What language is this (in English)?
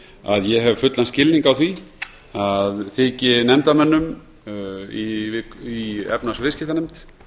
Icelandic